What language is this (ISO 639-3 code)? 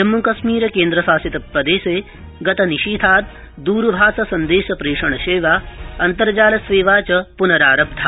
san